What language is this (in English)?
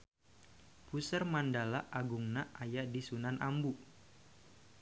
Sundanese